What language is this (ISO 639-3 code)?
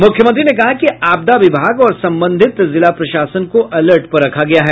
hin